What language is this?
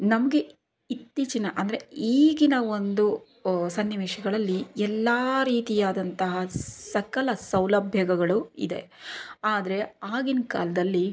Kannada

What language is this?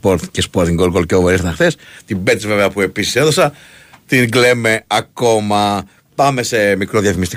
Greek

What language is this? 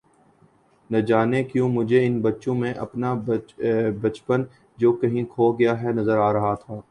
Urdu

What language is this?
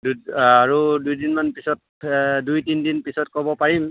Assamese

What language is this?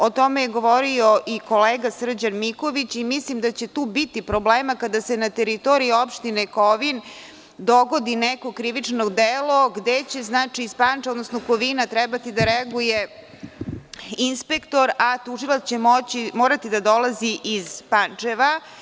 Serbian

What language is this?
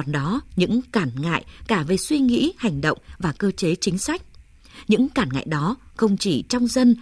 Vietnamese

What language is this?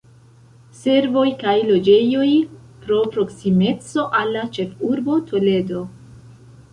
Esperanto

